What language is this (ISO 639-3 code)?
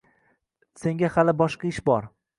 uzb